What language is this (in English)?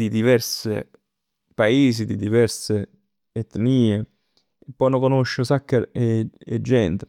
Neapolitan